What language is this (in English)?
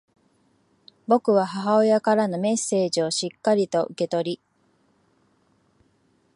Japanese